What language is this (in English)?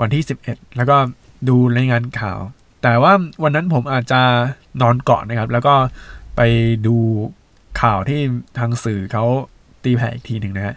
Thai